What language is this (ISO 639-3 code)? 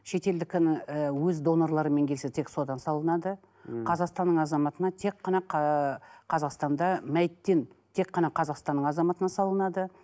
kaz